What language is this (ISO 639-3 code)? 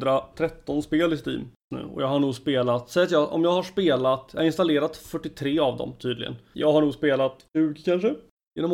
swe